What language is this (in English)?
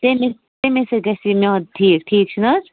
Kashmiri